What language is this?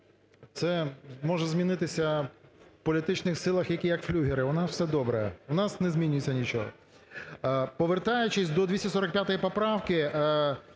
Ukrainian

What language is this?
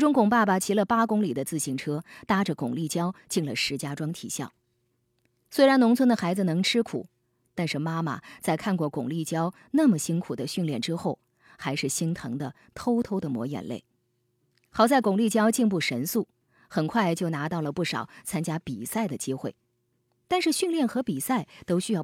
Chinese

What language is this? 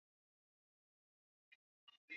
Swahili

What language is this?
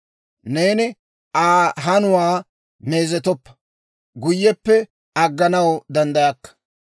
Dawro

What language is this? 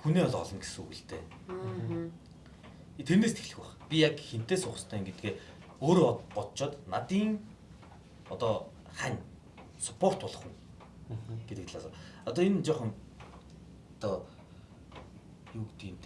Korean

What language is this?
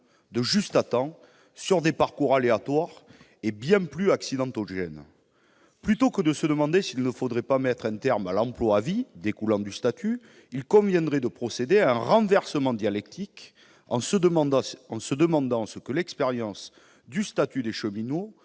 French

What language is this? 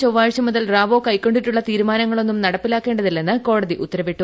Malayalam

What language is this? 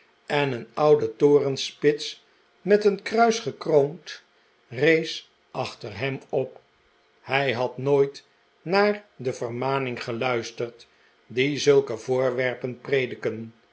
Dutch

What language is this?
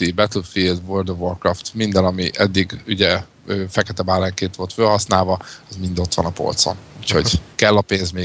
Hungarian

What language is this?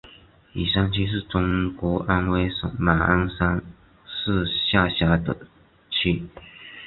Chinese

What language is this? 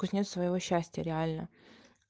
Russian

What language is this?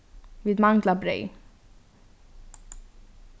Faroese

